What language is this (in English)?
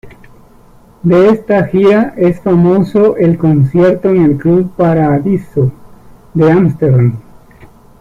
Spanish